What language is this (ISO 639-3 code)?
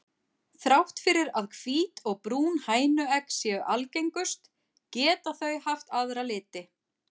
isl